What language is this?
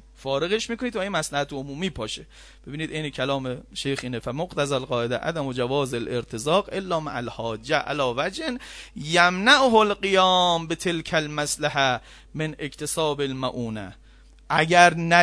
Persian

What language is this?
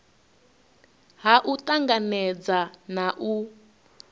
Venda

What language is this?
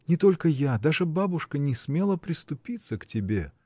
Russian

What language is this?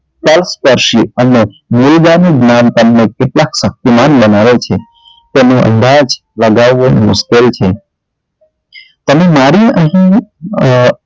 Gujarati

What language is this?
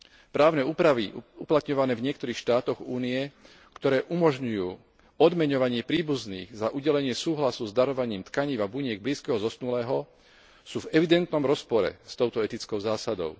Slovak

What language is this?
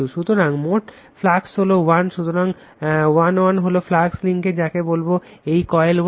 Bangla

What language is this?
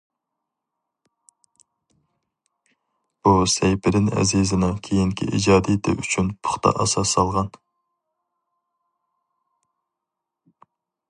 Uyghur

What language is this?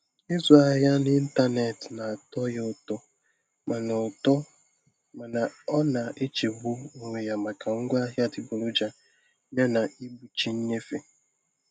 Igbo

